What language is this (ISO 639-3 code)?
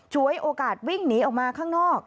tha